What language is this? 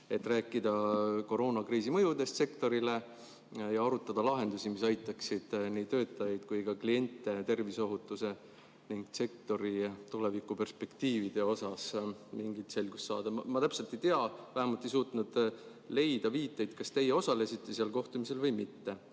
Estonian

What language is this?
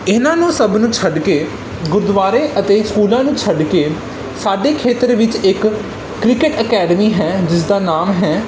Punjabi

